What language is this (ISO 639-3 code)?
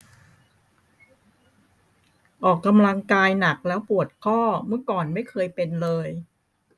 tha